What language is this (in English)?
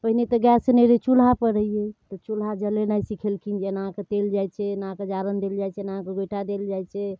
Maithili